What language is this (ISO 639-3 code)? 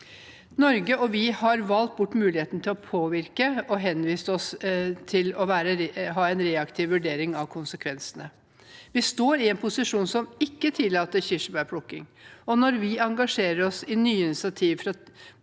nor